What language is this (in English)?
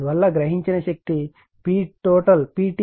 Telugu